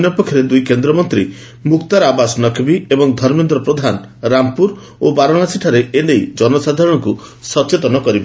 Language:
Odia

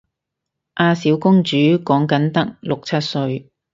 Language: Cantonese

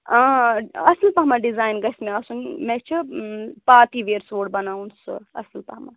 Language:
Kashmiri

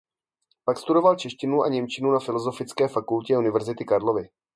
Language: Czech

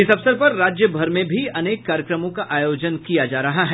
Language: Hindi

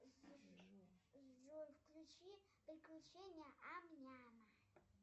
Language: Russian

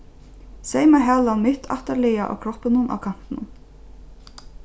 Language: Faroese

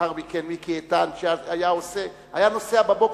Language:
Hebrew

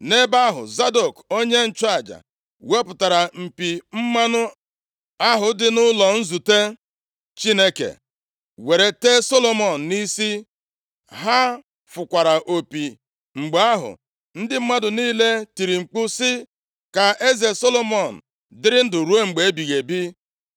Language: Igbo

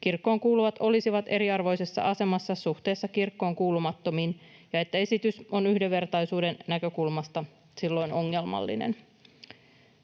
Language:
Finnish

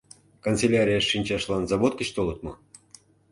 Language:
Mari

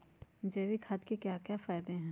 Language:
Magahi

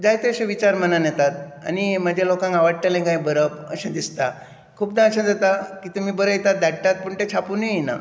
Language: Konkani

